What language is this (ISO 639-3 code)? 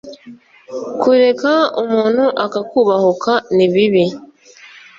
kin